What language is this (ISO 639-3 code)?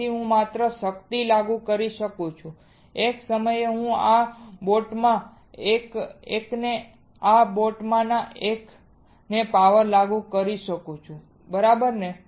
guj